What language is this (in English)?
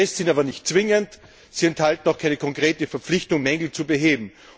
German